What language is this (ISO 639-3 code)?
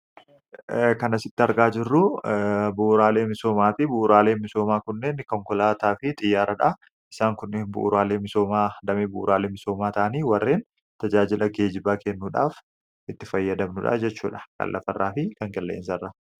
orm